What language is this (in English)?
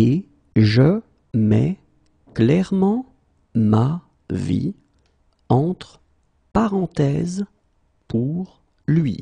French